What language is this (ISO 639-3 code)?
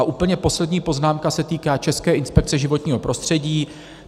ces